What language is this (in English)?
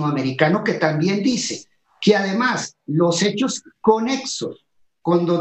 Spanish